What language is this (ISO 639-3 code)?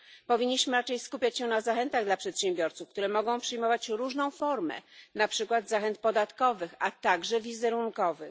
pol